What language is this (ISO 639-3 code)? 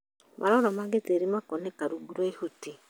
kik